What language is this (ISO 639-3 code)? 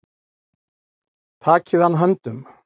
isl